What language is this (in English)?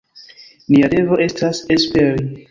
Esperanto